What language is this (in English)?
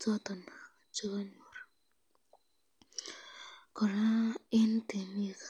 Kalenjin